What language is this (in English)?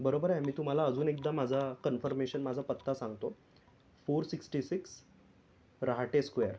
Marathi